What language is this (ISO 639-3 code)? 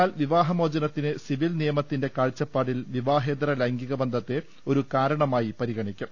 mal